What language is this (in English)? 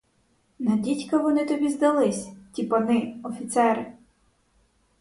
Ukrainian